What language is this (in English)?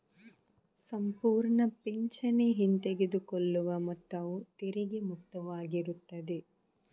Kannada